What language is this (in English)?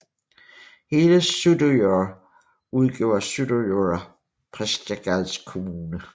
Danish